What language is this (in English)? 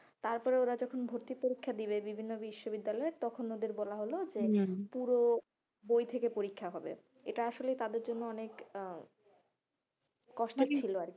Bangla